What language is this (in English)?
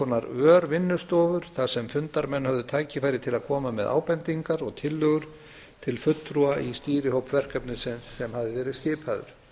Icelandic